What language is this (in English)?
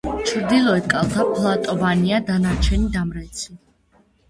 Georgian